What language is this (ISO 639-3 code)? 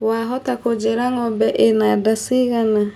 kik